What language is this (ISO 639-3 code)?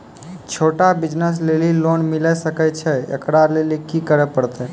mai